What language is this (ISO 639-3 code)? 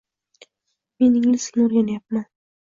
uzb